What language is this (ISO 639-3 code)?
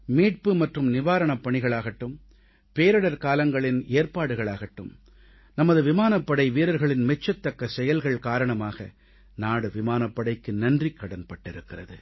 tam